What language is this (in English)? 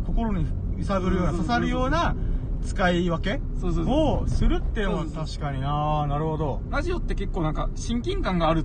Japanese